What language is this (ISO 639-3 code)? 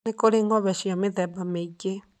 kik